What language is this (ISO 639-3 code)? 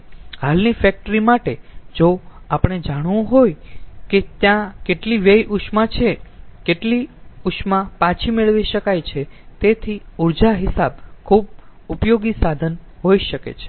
guj